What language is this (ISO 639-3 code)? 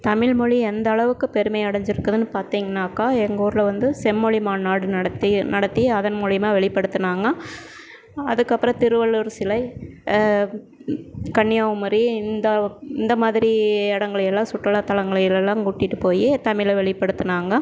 tam